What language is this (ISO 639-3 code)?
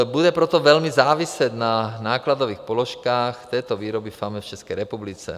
ces